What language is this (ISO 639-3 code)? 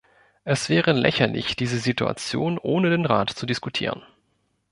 deu